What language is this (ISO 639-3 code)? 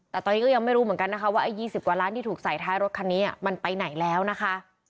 tha